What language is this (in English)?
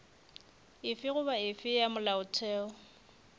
Northern Sotho